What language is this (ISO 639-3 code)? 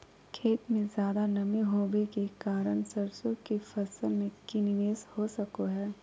mag